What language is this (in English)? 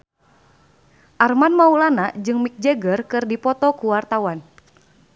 Sundanese